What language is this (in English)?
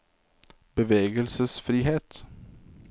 Norwegian